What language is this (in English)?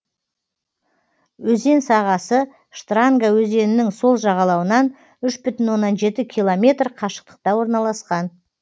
Kazakh